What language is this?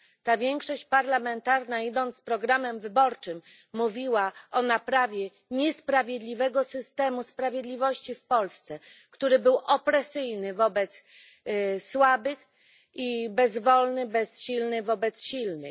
Polish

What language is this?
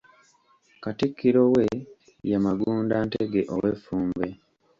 Ganda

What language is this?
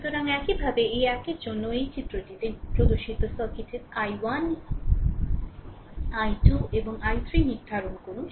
Bangla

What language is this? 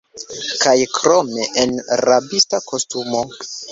Esperanto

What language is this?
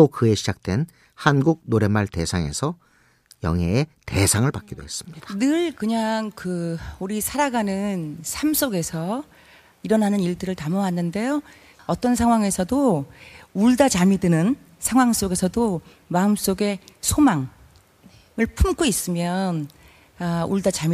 Korean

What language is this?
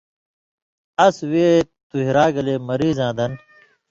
Indus Kohistani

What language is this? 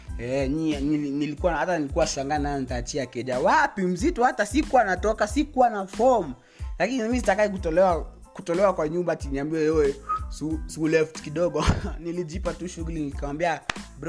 Swahili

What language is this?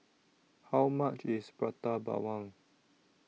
English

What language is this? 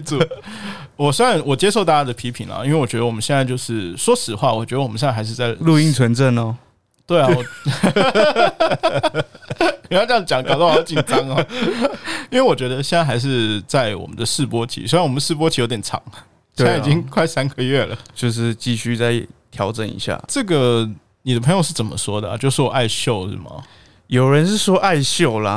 Chinese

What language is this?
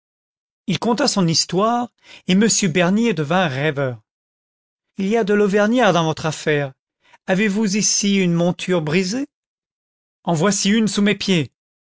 French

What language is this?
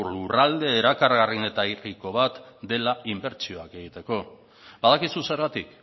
Basque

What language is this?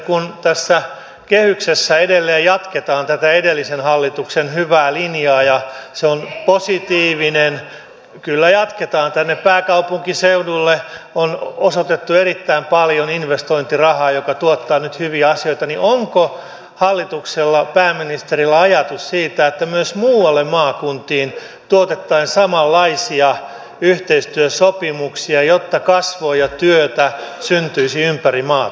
Finnish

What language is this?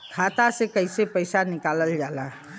Bhojpuri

